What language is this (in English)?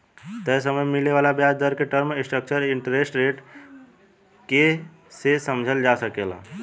Bhojpuri